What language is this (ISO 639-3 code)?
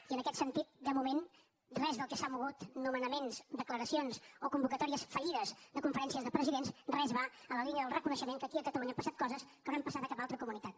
cat